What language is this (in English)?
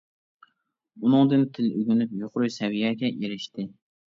Uyghur